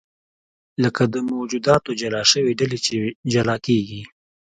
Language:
Pashto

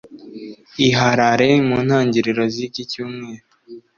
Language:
Kinyarwanda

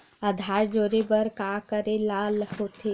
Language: Chhattisgarhi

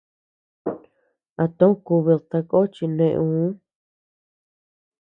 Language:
Tepeuxila Cuicatec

